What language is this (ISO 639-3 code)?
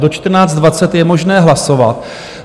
ces